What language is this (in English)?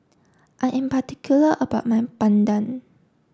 English